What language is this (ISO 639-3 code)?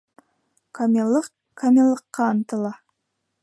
bak